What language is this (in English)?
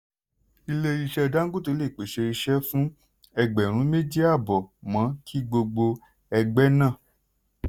Yoruba